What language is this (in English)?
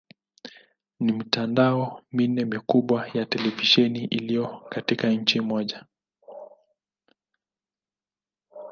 Swahili